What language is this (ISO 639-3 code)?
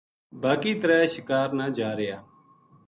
gju